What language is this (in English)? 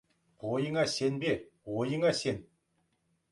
Kazakh